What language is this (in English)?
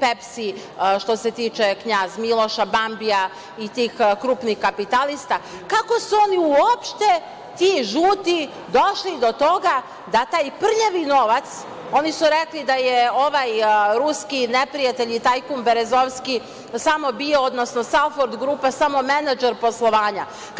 Serbian